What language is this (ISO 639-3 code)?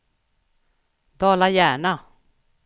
swe